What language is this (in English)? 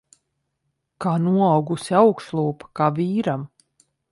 Latvian